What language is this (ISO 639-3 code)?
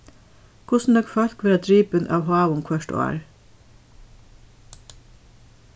fao